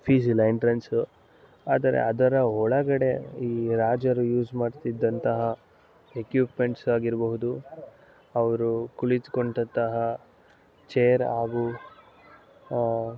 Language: Kannada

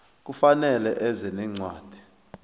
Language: South Ndebele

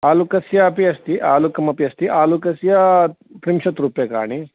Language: Sanskrit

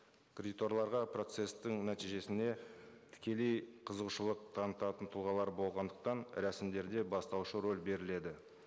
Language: Kazakh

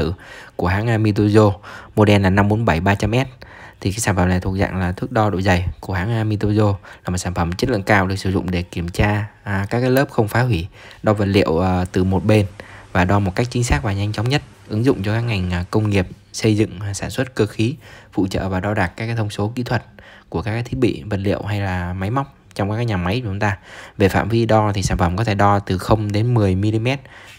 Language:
Vietnamese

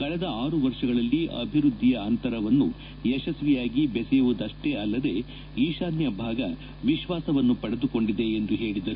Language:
Kannada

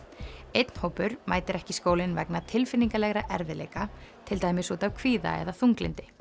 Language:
Icelandic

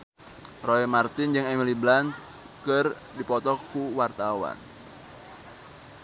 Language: Sundanese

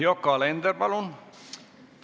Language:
Estonian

